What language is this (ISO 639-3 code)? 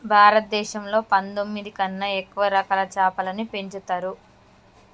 tel